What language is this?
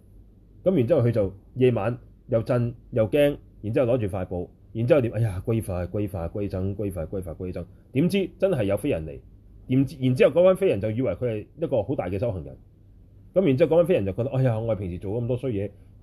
Chinese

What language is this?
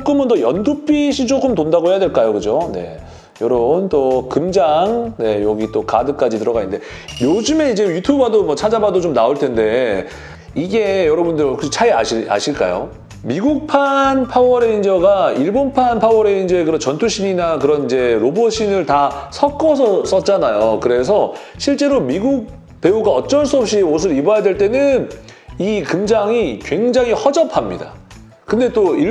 Korean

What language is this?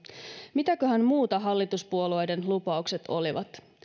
Finnish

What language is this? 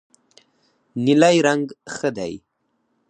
Pashto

